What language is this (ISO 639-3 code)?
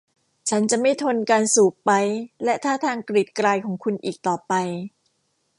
tha